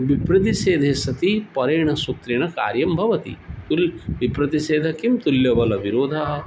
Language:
Sanskrit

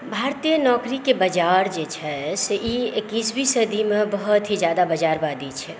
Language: Maithili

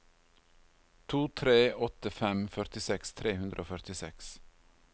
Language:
Norwegian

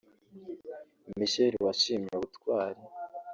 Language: Kinyarwanda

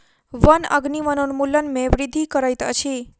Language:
Maithili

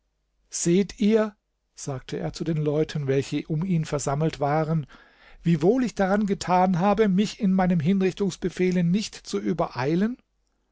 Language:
German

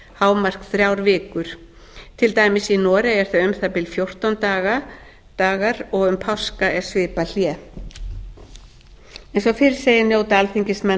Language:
Icelandic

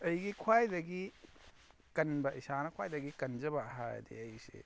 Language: Manipuri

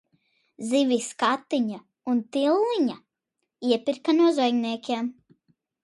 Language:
Latvian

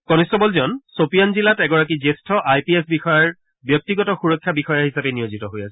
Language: Assamese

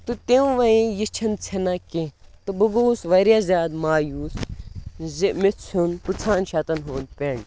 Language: Kashmiri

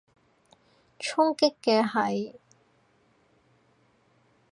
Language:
Cantonese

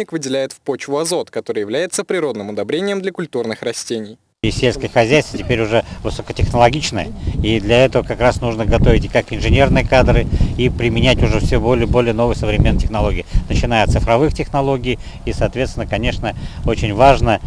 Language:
Russian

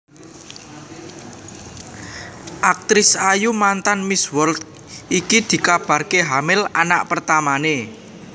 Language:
Javanese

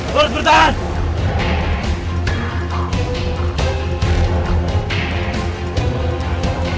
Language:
Indonesian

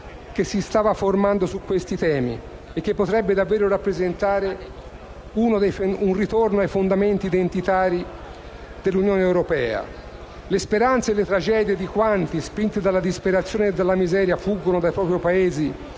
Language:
Italian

